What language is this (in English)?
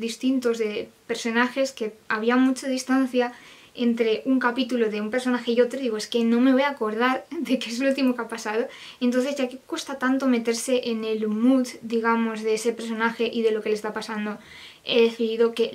Spanish